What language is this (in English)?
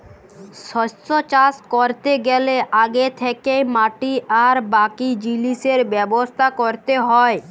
Bangla